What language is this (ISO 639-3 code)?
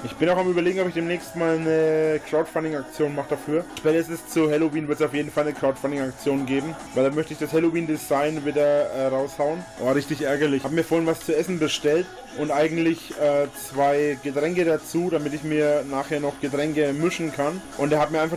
deu